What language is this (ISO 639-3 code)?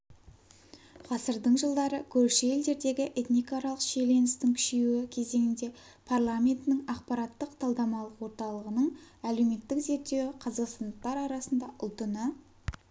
kaz